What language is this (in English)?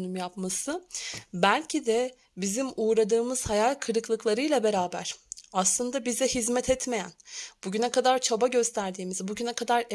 Turkish